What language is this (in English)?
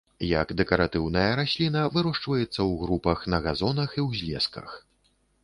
Belarusian